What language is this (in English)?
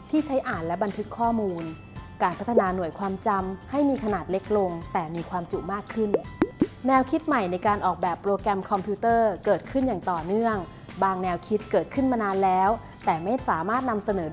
Thai